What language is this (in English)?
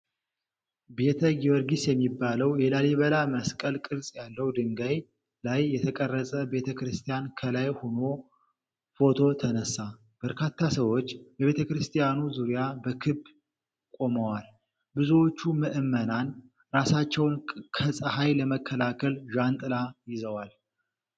Amharic